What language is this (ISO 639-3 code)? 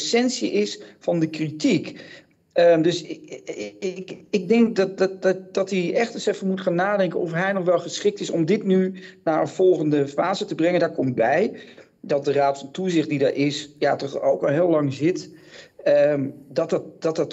nld